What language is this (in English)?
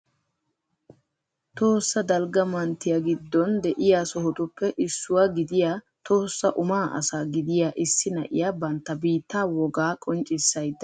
Wolaytta